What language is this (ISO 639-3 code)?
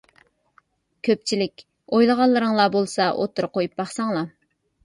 uig